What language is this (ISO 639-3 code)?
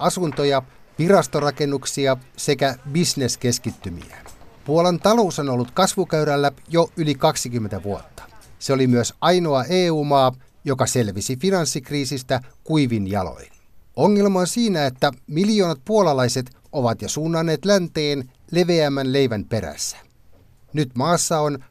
fin